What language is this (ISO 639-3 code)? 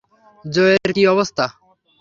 ben